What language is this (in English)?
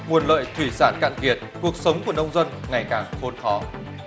Vietnamese